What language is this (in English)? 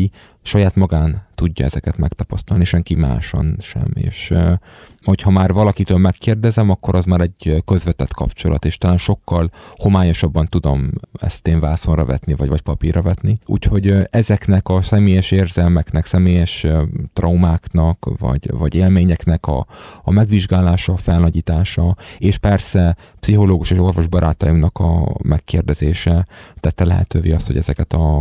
Hungarian